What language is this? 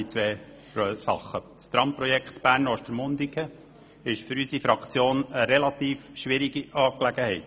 Swiss German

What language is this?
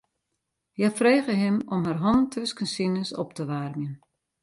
Western Frisian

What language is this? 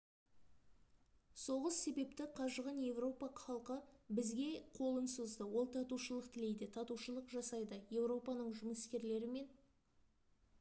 Kazakh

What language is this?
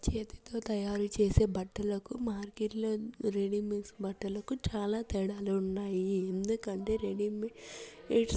Telugu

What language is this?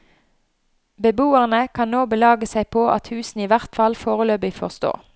Norwegian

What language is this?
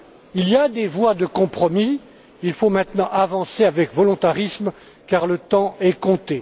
French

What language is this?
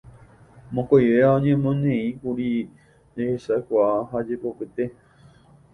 Guarani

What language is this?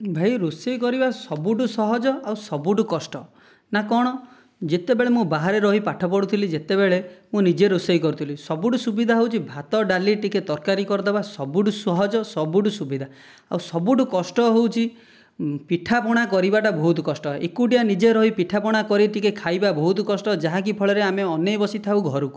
Odia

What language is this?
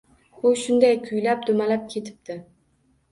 Uzbek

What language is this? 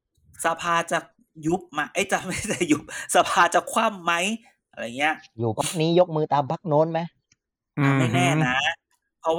Thai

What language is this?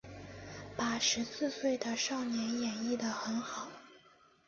Chinese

